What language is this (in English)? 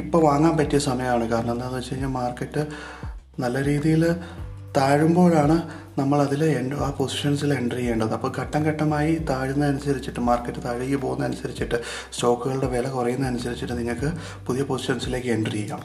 Malayalam